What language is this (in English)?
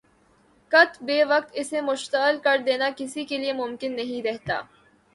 Urdu